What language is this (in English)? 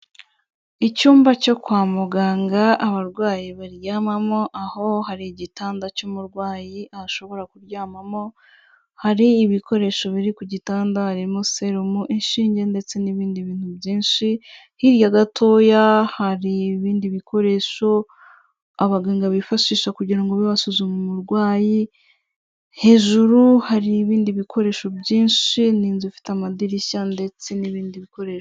Kinyarwanda